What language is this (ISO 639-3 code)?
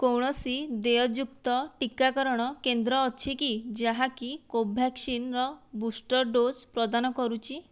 ori